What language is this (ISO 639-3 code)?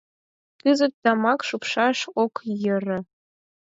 chm